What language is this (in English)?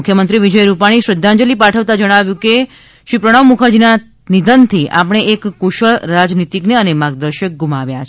Gujarati